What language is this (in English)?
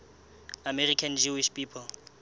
Southern Sotho